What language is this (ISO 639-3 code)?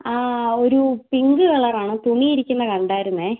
mal